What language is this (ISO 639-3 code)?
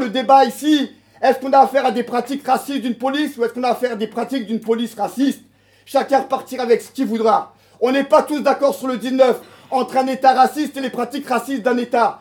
fra